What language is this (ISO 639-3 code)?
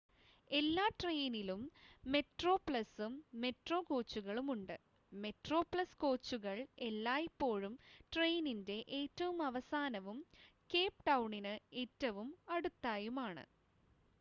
mal